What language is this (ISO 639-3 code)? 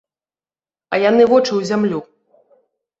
bel